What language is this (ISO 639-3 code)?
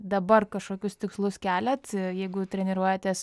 lit